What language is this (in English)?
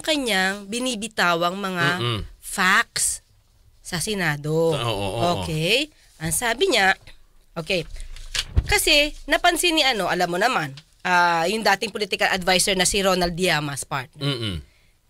Filipino